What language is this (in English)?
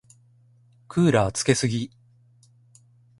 Japanese